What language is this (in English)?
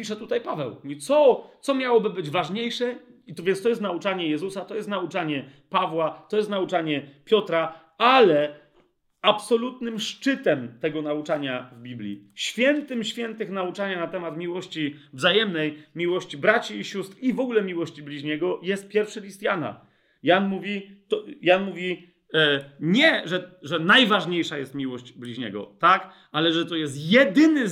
Polish